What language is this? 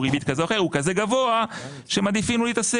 Hebrew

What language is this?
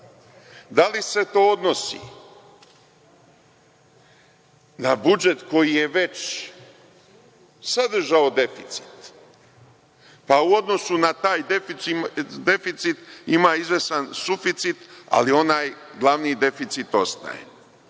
Serbian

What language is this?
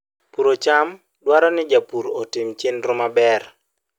Luo (Kenya and Tanzania)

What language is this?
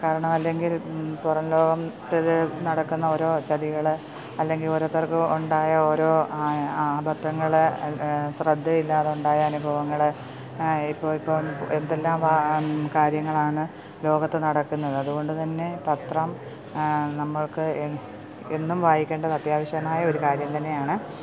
Malayalam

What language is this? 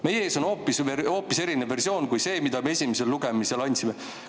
Estonian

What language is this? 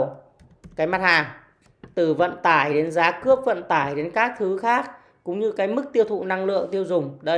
Vietnamese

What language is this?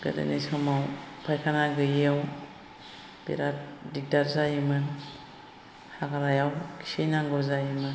Bodo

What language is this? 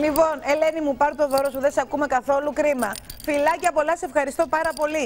Greek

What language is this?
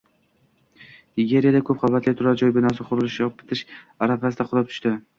Uzbek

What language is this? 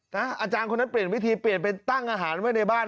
Thai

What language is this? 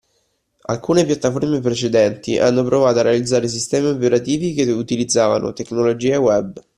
Italian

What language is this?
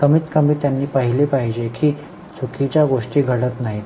Marathi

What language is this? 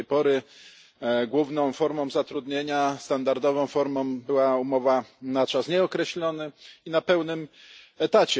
Polish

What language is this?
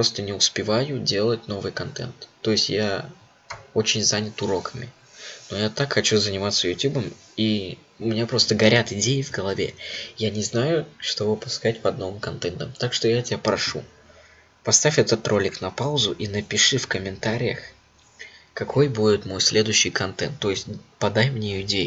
Russian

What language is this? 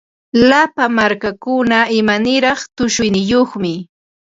Ambo-Pasco Quechua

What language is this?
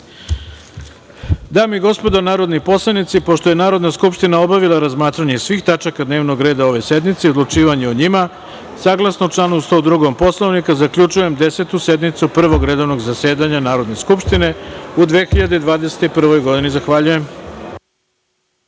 Serbian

